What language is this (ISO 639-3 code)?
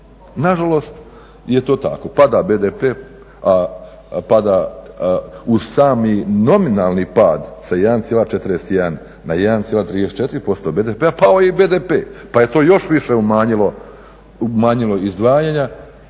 hrv